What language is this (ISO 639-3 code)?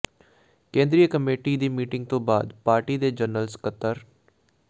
pan